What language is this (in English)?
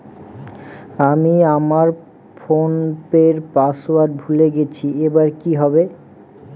Bangla